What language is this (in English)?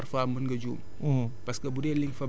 Wolof